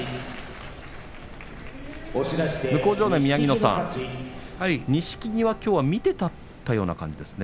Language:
Japanese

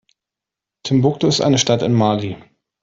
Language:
German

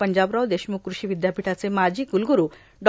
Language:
Marathi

